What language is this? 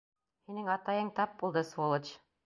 Bashkir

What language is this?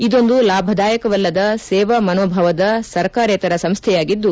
Kannada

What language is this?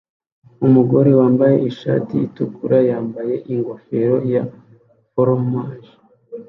Kinyarwanda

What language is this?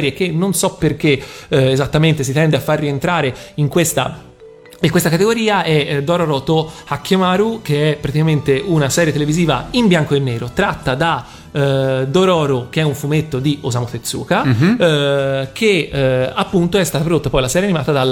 Italian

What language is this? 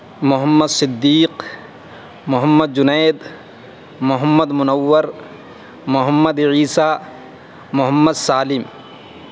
Urdu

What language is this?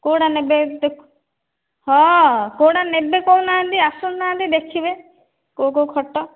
Odia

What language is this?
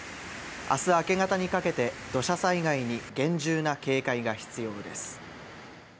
Japanese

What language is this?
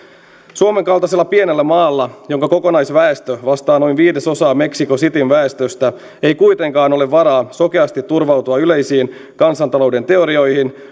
Finnish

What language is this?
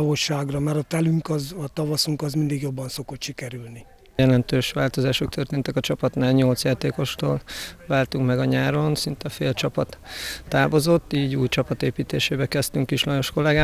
Hungarian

